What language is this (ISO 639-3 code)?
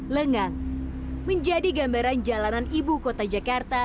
ind